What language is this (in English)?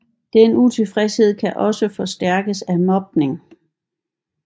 Danish